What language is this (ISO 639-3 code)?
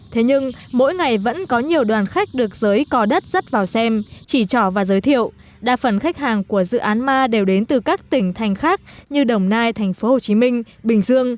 vie